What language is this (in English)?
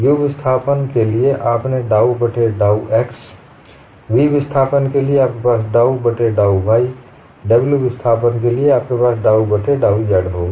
Hindi